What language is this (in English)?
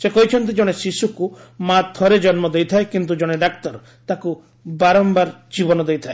Odia